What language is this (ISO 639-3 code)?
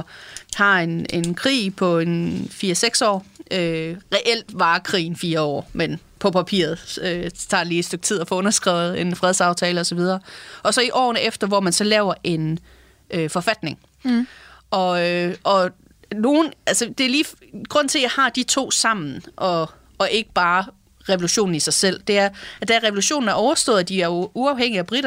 dan